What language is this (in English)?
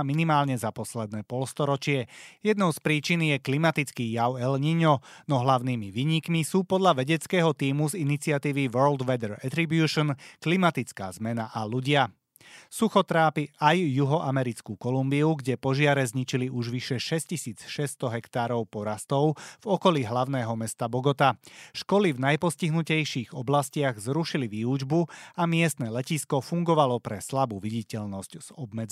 Slovak